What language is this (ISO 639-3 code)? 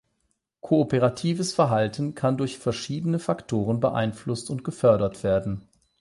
deu